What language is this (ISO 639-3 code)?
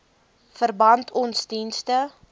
afr